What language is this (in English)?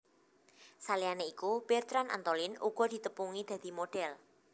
Javanese